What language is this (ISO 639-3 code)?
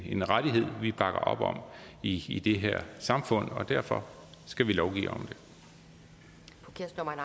dan